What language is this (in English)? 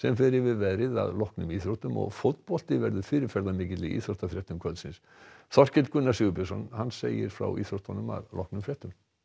Icelandic